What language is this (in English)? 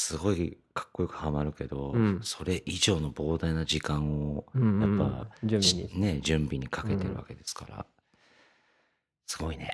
Japanese